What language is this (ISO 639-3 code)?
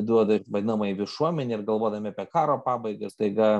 lit